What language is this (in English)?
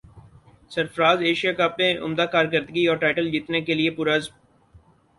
Urdu